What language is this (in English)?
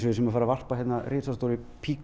Icelandic